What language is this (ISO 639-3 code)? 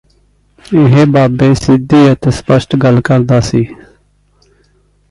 pan